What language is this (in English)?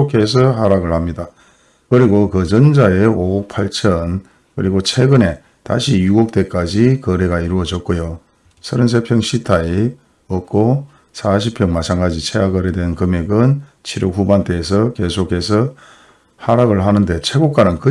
Korean